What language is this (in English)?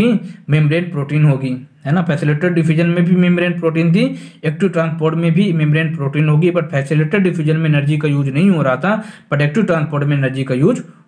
Hindi